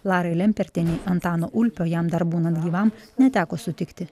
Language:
Lithuanian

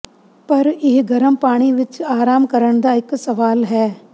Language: Punjabi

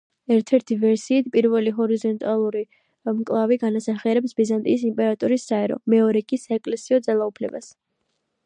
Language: Georgian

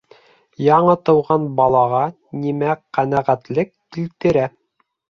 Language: Bashkir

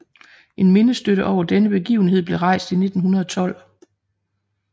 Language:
Danish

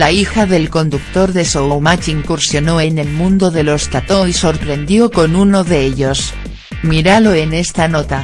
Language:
Spanish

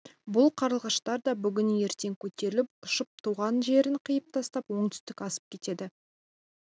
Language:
Kazakh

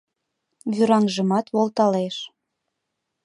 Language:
Mari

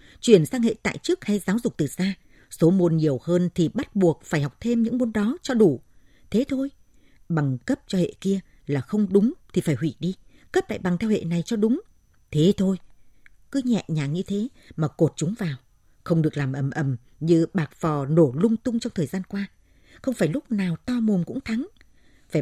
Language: Vietnamese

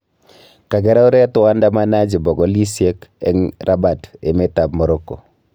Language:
Kalenjin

